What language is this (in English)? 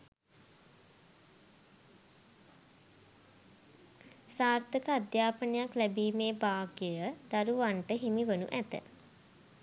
Sinhala